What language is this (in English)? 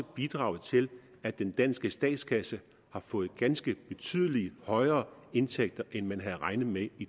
Danish